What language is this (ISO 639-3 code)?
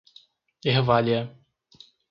por